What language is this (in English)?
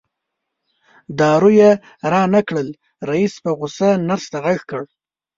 Pashto